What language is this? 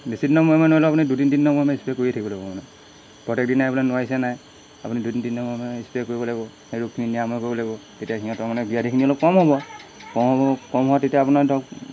Assamese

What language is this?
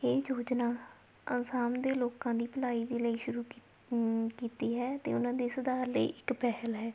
Punjabi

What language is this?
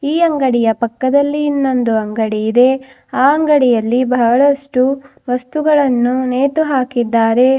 Kannada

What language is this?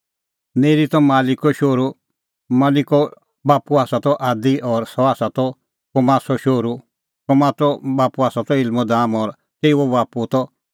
Kullu Pahari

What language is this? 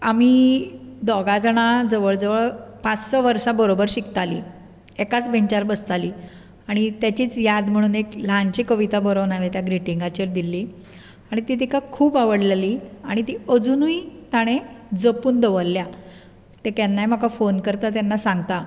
Konkani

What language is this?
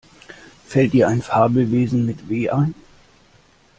German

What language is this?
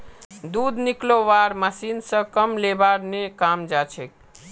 Magahi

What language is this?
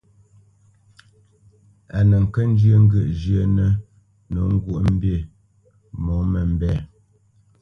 Bamenyam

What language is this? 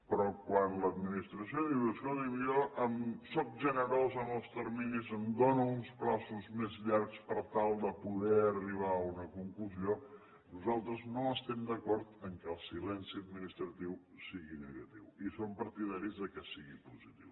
Catalan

